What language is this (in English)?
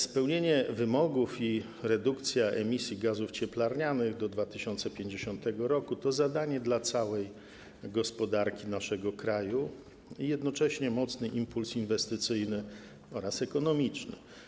Polish